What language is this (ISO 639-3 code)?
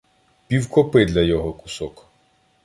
ukr